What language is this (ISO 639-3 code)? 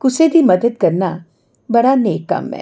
doi